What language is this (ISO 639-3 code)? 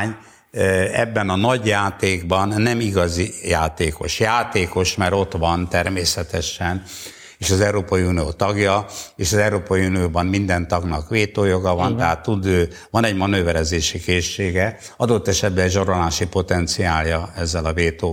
hun